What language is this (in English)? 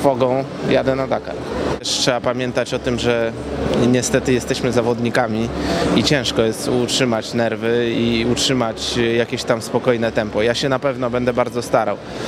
Polish